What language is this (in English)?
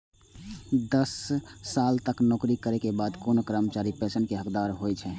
Maithili